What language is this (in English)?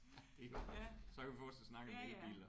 Danish